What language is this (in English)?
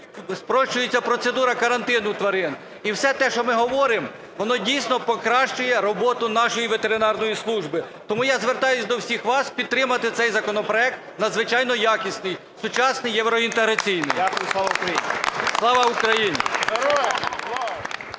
Ukrainian